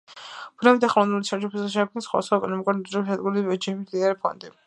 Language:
Georgian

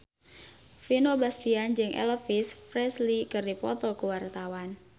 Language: Sundanese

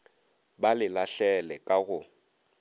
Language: Northern Sotho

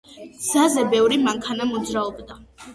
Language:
Georgian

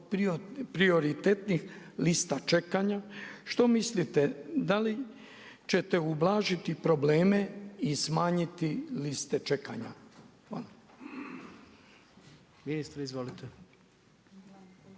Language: Croatian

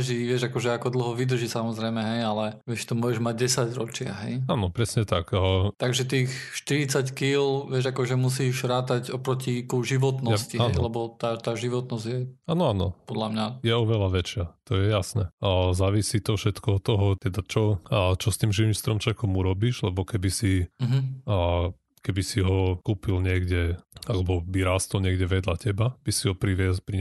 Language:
Slovak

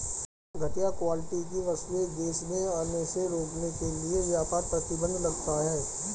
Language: Hindi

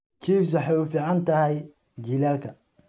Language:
Somali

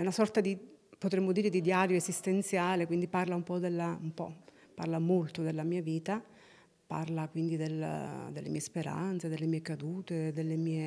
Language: Italian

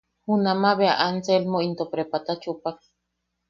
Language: Yaqui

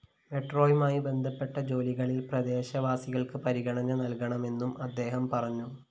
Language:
Malayalam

